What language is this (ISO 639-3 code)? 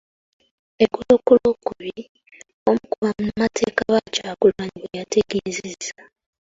lug